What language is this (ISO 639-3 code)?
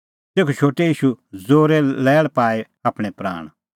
kfx